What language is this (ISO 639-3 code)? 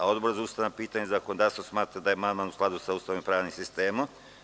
srp